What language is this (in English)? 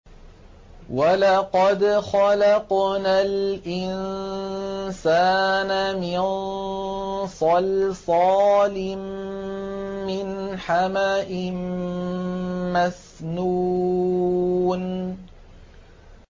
Arabic